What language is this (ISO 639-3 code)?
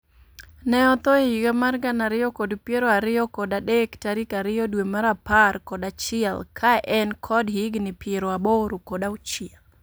luo